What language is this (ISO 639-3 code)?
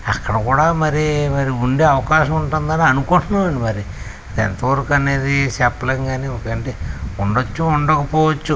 tel